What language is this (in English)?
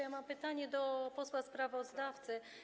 Polish